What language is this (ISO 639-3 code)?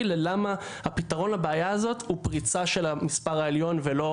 heb